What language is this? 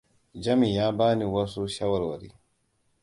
Hausa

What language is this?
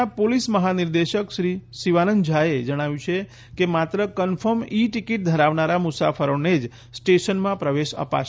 Gujarati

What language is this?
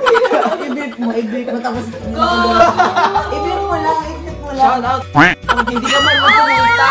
Filipino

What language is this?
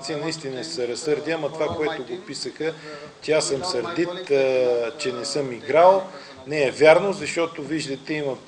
Bulgarian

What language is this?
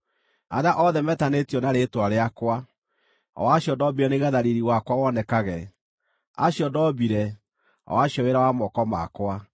Kikuyu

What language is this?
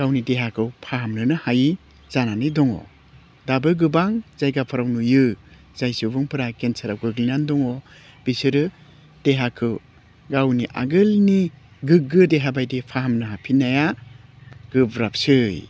Bodo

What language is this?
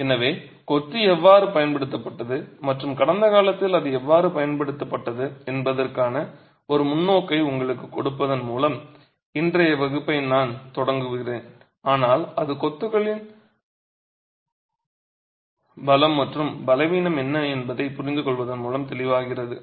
Tamil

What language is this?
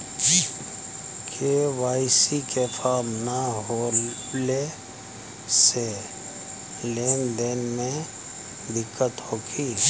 Bhojpuri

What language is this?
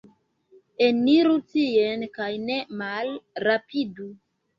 Esperanto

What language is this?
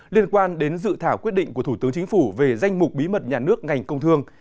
Vietnamese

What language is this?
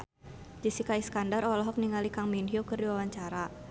Sundanese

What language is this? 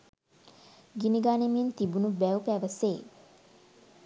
Sinhala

